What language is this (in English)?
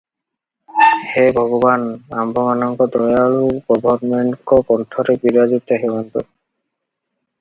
Odia